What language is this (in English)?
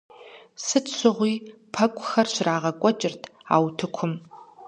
Kabardian